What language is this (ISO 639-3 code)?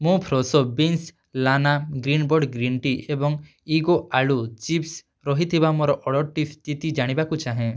ori